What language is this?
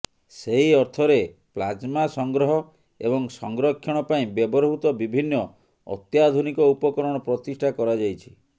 Odia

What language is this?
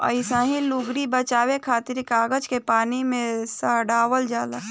Bhojpuri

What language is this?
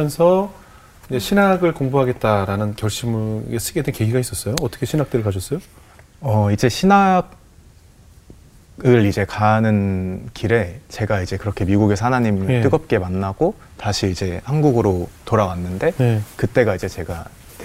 Korean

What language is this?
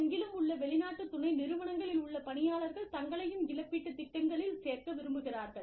Tamil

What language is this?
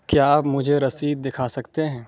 Urdu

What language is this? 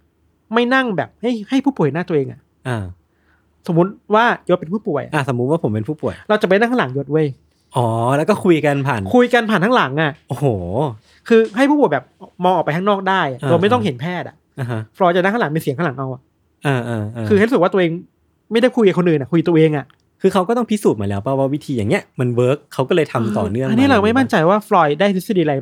Thai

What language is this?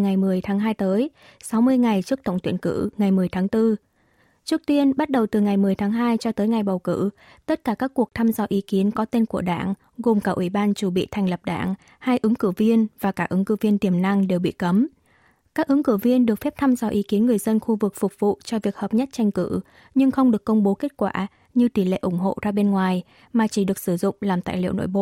Vietnamese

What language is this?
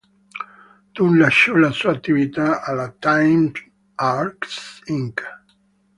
Italian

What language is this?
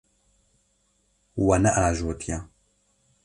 Kurdish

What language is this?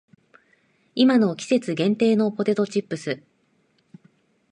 Japanese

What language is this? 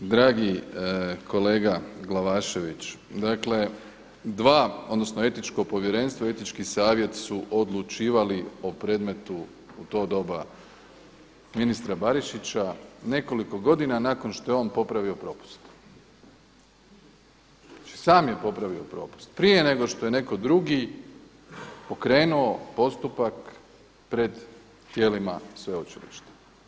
Croatian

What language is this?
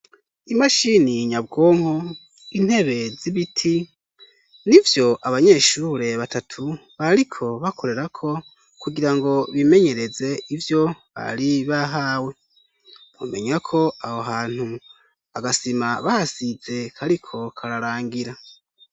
Rundi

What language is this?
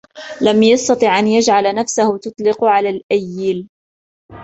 Arabic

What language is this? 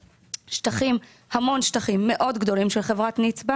Hebrew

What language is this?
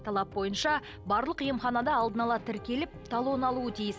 Kazakh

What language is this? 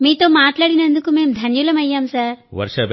Telugu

